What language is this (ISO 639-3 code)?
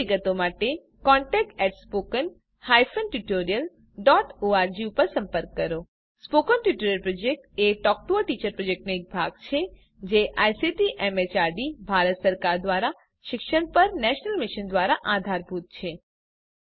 guj